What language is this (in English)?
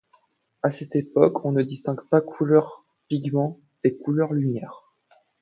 French